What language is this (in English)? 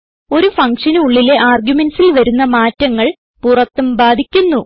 Malayalam